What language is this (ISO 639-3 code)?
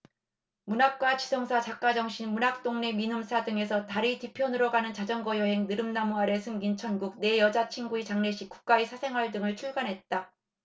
kor